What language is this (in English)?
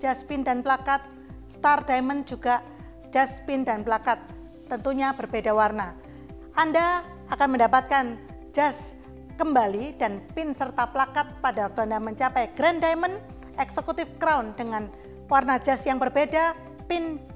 Indonesian